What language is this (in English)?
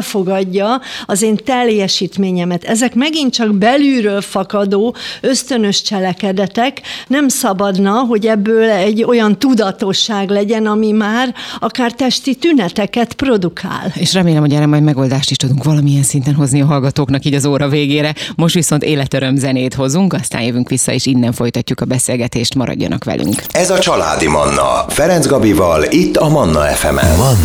Hungarian